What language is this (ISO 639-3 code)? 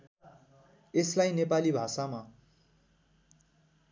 nep